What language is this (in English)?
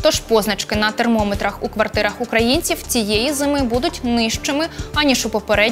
Ukrainian